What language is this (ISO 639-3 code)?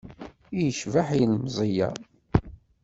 kab